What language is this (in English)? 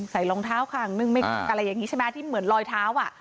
Thai